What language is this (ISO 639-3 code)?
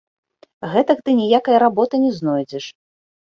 bel